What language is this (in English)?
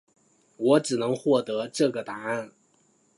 Chinese